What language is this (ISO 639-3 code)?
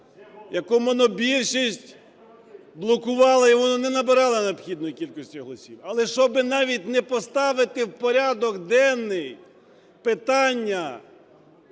ukr